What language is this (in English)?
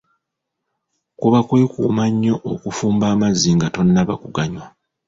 Ganda